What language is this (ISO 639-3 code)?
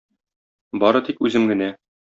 tat